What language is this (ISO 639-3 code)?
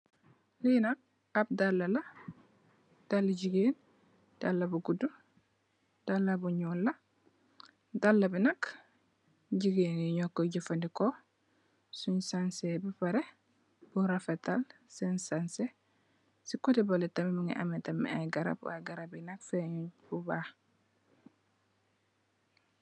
wol